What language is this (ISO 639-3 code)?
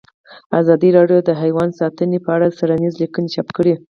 pus